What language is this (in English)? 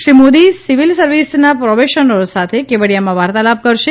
Gujarati